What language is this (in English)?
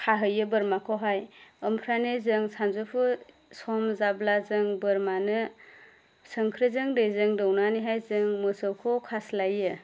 Bodo